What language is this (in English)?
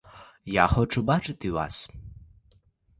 Ukrainian